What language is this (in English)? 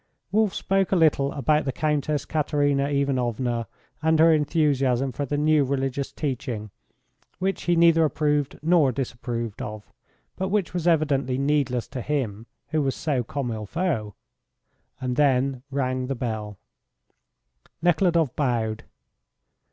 English